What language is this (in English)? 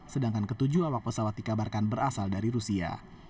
Indonesian